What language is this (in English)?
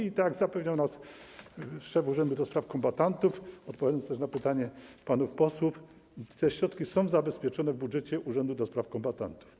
Polish